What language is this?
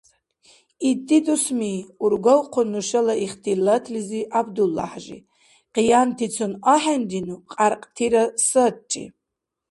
Dargwa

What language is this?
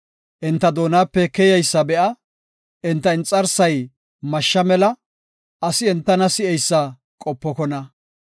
Gofa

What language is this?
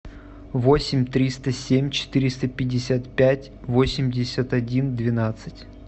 Russian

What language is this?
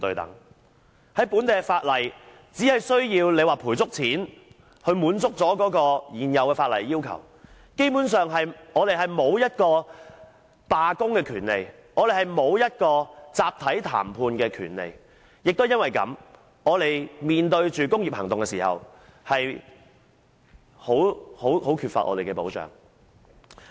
Cantonese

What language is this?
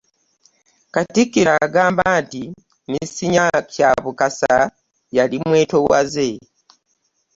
Ganda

